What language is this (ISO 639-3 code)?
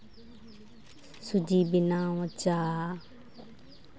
sat